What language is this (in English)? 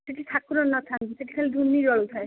Odia